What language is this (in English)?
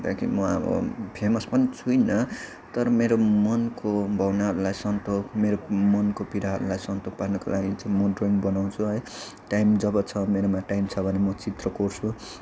Nepali